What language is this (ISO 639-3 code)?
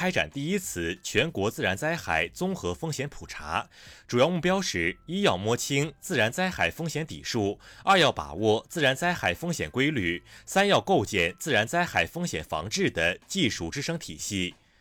zho